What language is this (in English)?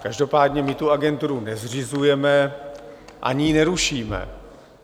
Czech